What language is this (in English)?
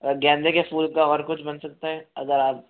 Hindi